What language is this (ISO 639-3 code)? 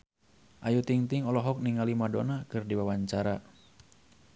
sun